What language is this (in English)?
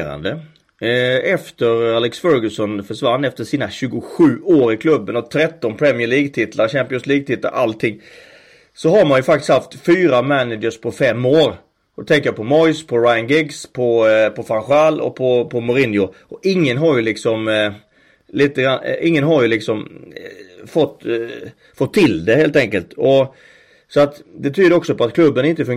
Swedish